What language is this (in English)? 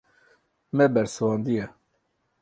Kurdish